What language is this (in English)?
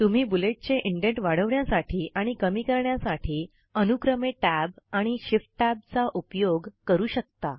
Marathi